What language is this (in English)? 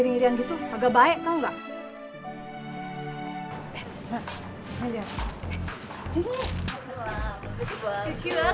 Indonesian